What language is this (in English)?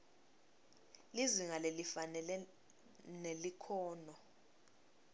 Swati